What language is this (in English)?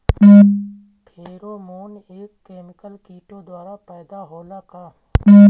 Bhojpuri